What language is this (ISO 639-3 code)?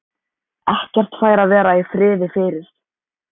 isl